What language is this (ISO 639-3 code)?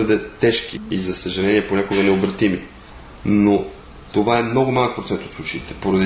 bul